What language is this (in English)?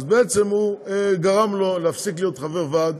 Hebrew